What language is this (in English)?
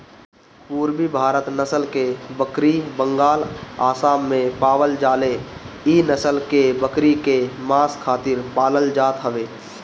Bhojpuri